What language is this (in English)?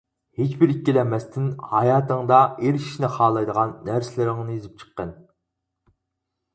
Uyghur